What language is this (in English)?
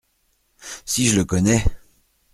French